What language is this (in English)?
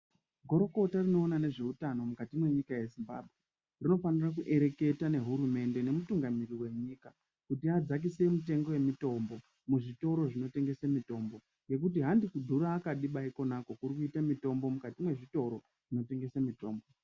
Ndau